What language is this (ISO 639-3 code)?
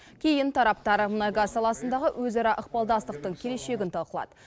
kaz